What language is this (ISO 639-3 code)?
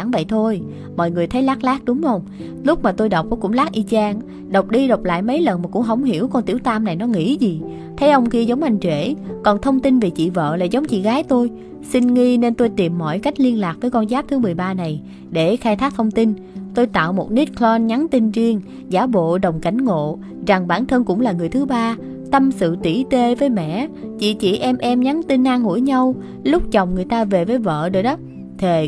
vie